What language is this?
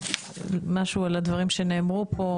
Hebrew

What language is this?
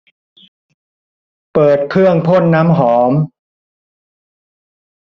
Thai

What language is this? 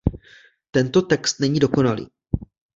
Czech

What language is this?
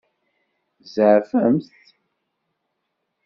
Kabyle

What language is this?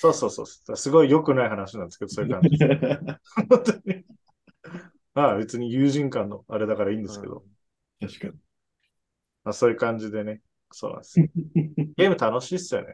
Japanese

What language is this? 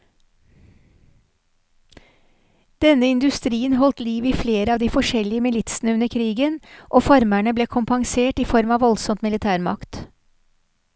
Norwegian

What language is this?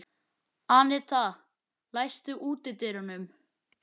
Icelandic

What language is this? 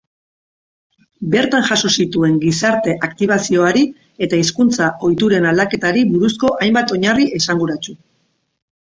Basque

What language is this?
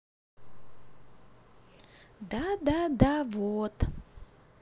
Russian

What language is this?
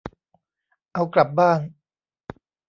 Thai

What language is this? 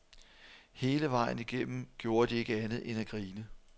Danish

